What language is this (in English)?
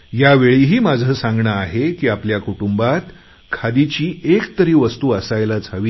Marathi